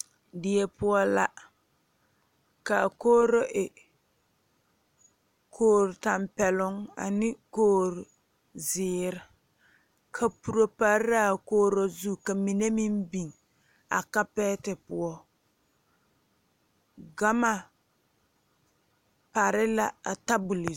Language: Southern Dagaare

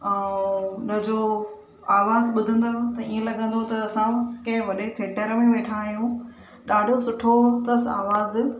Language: Sindhi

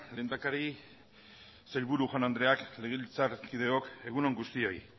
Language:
Basque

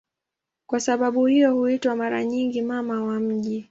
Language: Swahili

